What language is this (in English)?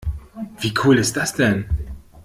German